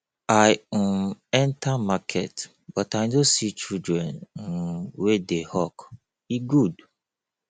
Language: Nigerian Pidgin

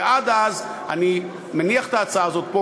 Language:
Hebrew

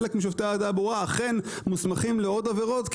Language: Hebrew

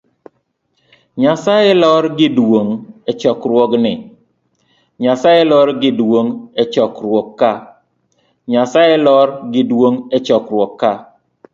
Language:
Luo (Kenya and Tanzania)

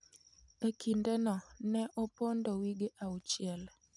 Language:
Luo (Kenya and Tanzania)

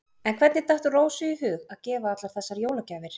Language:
Icelandic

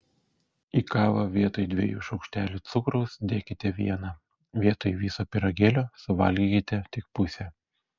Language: Lithuanian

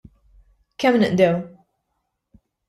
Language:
Maltese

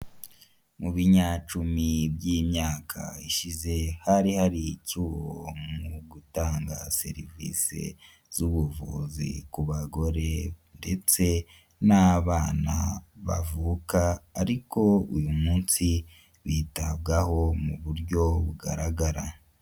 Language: Kinyarwanda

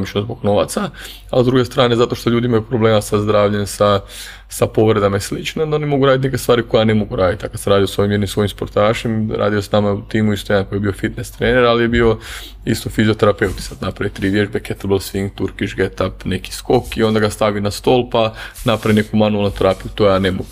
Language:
Croatian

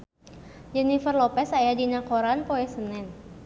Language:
Sundanese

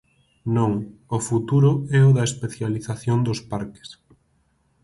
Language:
Galician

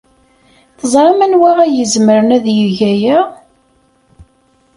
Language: Kabyle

